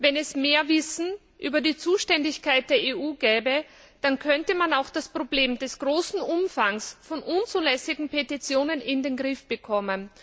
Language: German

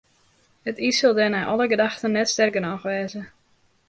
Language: Western Frisian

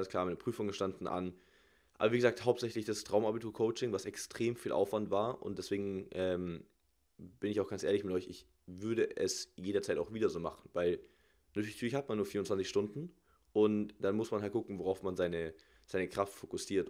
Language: German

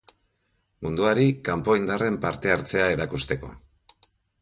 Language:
Basque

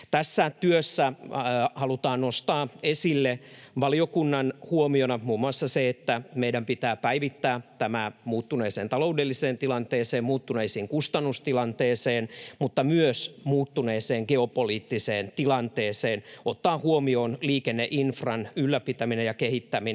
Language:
Finnish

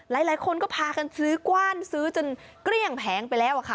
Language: Thai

